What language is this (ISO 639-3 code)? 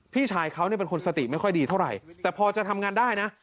tha